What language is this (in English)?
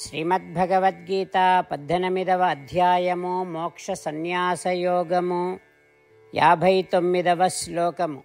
Telugu